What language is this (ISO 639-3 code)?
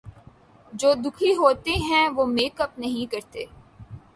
urd